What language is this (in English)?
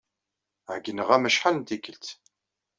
Kabyle